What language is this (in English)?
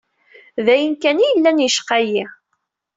Kabyle